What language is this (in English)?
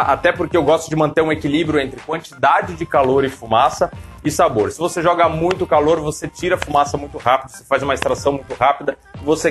Portuguese